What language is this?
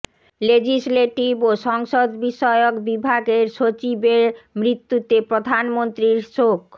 Bangla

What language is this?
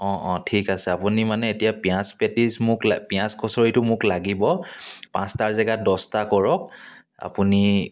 Assamese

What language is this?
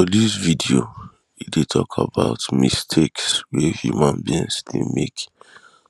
Nigerian Pidgin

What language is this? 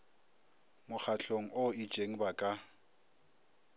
Northern Sotho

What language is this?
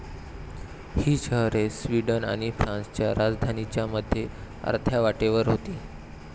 Marathi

